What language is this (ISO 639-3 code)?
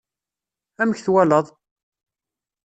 kab